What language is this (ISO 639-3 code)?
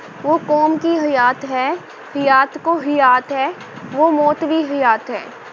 pan